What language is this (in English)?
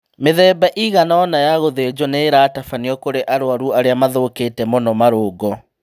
Kikuyu